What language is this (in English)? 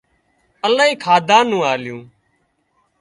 Wadiyara Koli